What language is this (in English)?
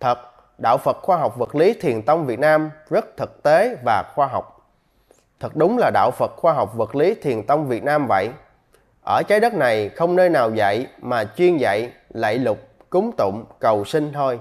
Vietnamese